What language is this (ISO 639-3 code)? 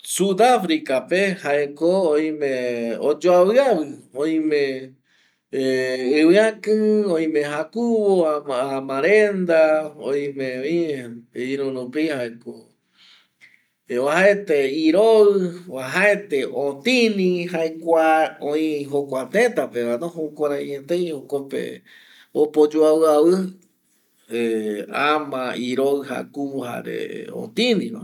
gui